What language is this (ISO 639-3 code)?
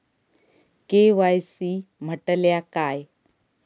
mar